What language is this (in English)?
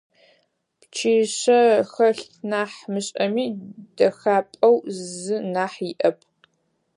Adyghe